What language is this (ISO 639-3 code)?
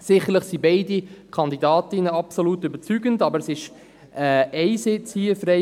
gsw